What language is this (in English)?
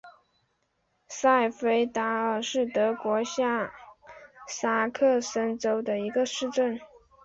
Chinese